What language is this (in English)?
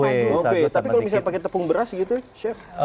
Indonesian